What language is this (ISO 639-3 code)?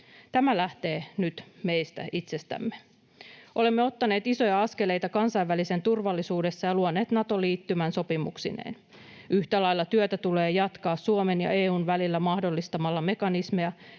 fin